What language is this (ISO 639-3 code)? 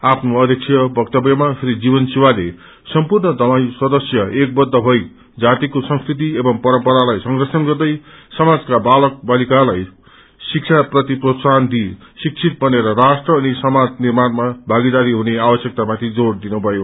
nep